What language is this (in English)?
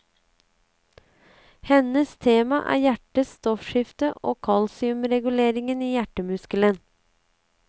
Norwegian